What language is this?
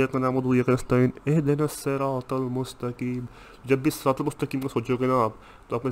Urdu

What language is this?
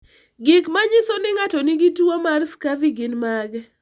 Luo (Kenya and Tanzania)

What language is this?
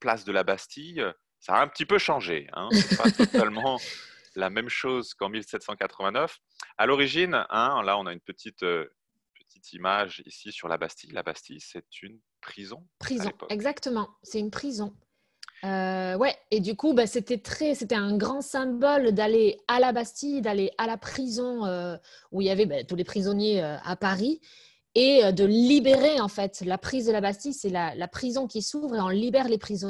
French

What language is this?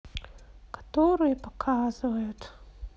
Russian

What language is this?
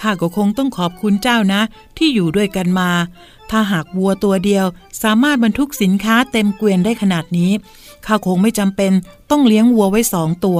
Thai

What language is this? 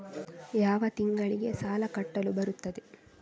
Kannada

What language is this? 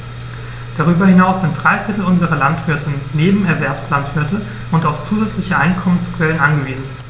German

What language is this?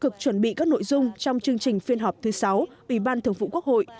Vietnamese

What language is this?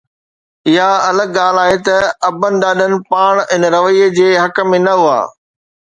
Sindhi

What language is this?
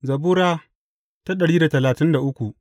Hausa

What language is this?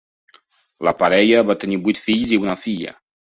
Catalan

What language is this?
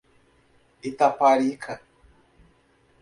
Portuguese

